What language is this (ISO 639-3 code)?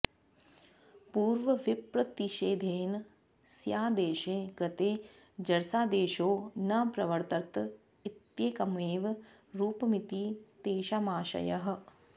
san